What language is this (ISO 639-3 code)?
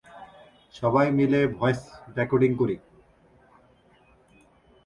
ben